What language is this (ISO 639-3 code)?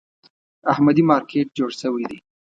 pus